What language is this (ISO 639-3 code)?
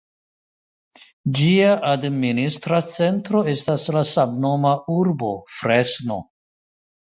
epo